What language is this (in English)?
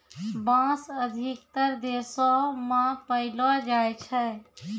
Maithili